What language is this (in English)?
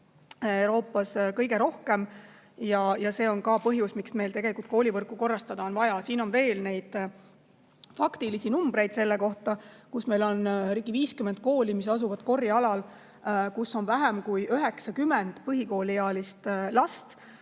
Estonian